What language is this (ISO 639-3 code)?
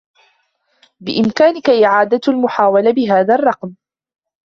ara